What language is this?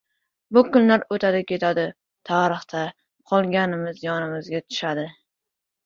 Uzbek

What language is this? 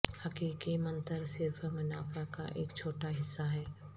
Urdu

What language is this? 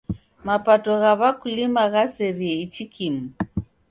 Taita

